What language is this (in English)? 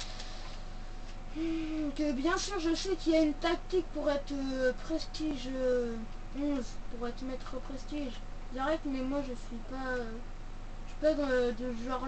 French